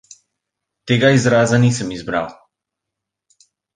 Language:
Slovenian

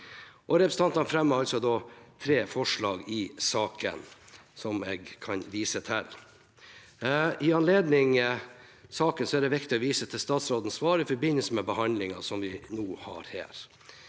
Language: Norwegian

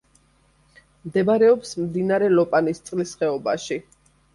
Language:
Georgian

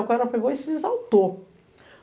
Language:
Portuguese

